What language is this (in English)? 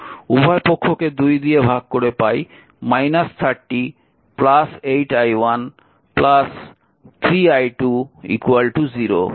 Bangla